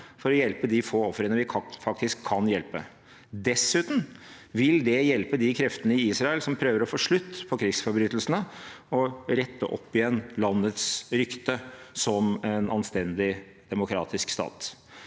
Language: Norwegian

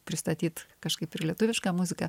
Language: Lithuanian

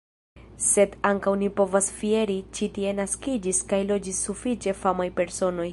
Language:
Esperanto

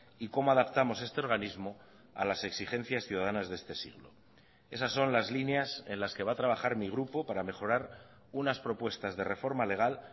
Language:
Spanish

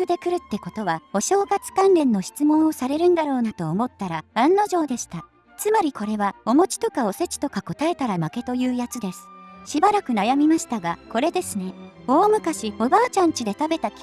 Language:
Japanese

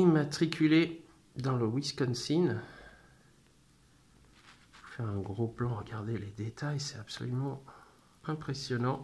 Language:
French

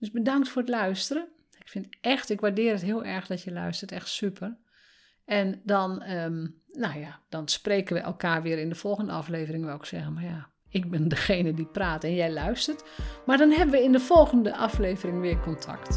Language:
Dutch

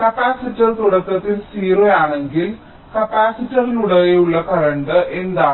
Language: Malayalam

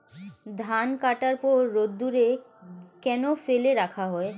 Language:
Bangla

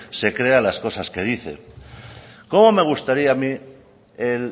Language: Spanish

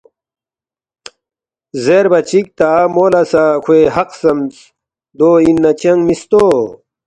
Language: Balti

